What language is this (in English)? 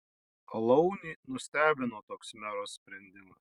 Lithuanian